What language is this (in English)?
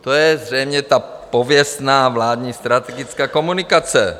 Czech